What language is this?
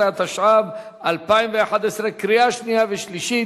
Hebrew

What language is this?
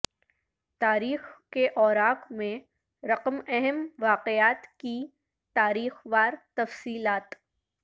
Urdu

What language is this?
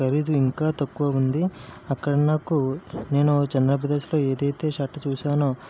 Telugu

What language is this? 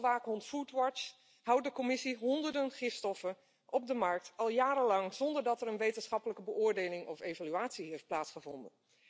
Dutch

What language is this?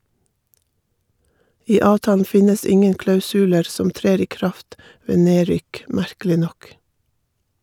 Norwegian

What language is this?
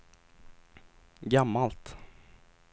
Swedish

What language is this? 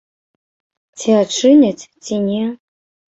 Belarusian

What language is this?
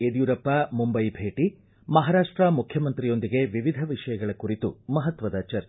Kannada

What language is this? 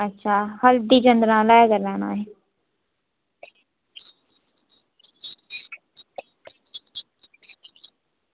Dogri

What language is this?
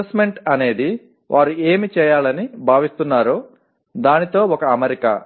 Telugu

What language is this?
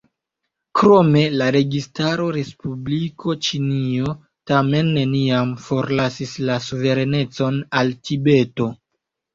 Esperanto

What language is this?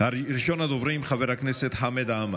Hebrew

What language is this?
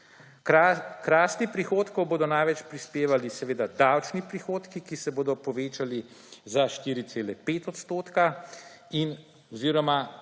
Slovenian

